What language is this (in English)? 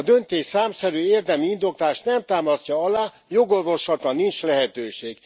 Hungarian